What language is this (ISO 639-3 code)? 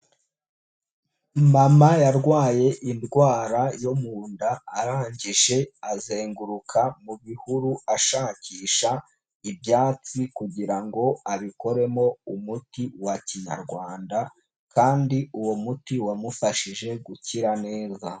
kin